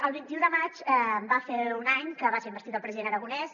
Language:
Catalan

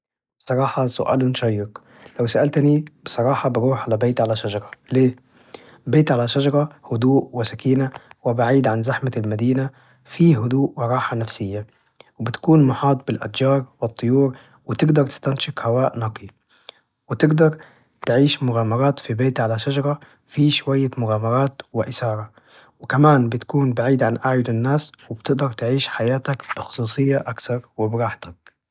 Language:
Najdi Arabic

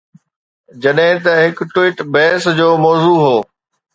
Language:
Sindhi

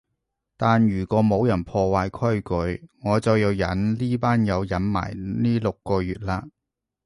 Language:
Cantonese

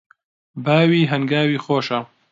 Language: Central Kurdish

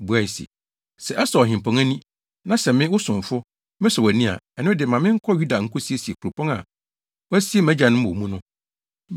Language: Akan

